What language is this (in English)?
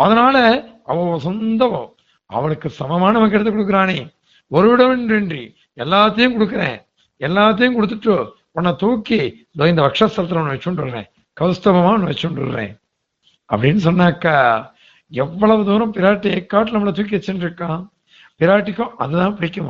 Tamil